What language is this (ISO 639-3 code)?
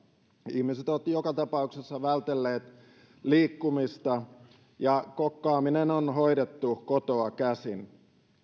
fin